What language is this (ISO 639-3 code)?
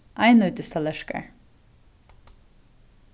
fao